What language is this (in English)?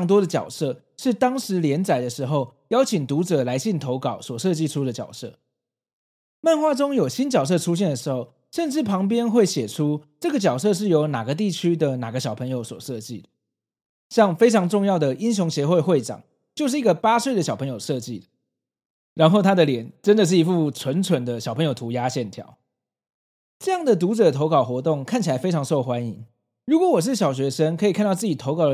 Chinese